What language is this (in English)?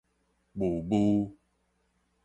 Min Nan Chinese